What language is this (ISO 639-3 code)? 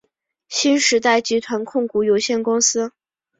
zho